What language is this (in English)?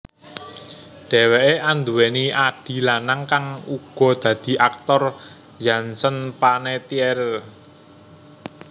Javanese